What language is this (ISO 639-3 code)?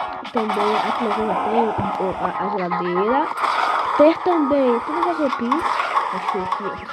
por